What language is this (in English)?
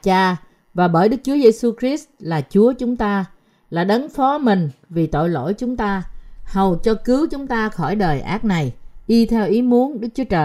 Vietnamese